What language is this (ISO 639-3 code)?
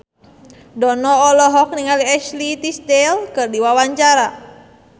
sun